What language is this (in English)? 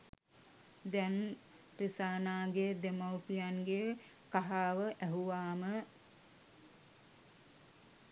Sinhala